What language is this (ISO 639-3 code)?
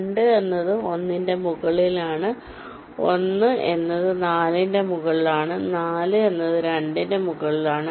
mal